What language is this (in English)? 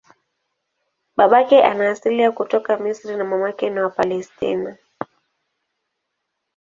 Swahili